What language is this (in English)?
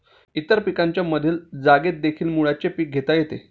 Marathi